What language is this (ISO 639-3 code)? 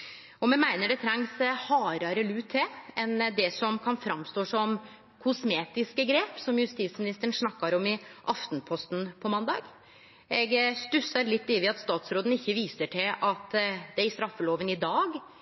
nno